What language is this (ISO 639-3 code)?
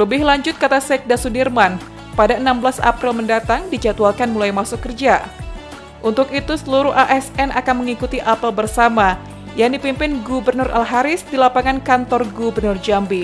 ind